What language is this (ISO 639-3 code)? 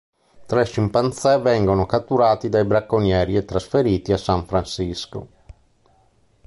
ita